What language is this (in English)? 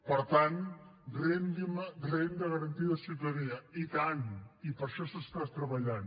Catalan